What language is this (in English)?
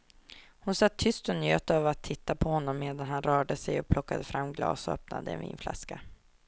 Swedish